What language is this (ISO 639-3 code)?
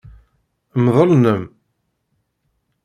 kab